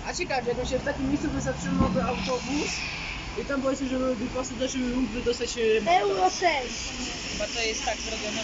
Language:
Polish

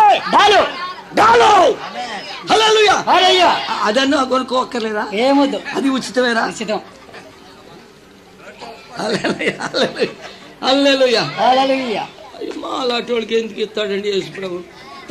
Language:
Telugu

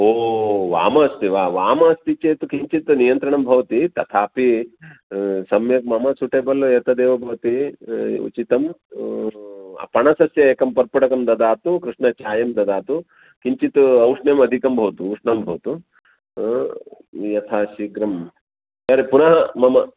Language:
Sanskrit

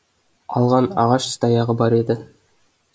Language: Kazakh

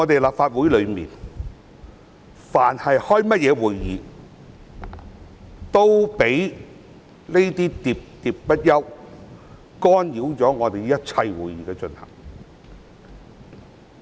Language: Cantonese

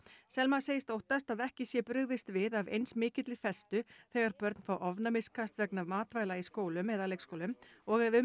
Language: Icelandic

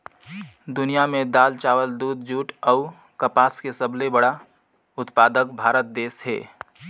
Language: Chhattisgarhi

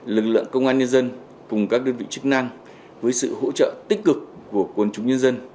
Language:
Vietnamese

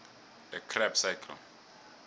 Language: South Ndebele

